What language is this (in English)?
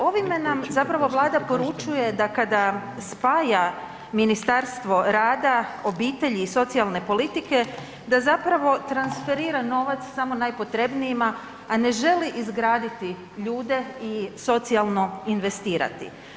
Croatian